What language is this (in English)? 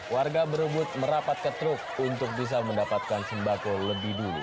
Indonesian